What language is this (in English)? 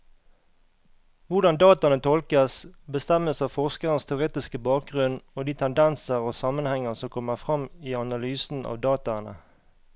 Norwegian